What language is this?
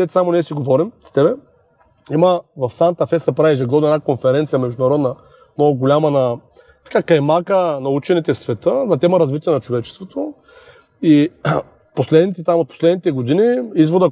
Bulgarian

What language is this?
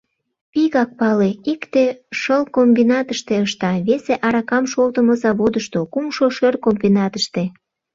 Mari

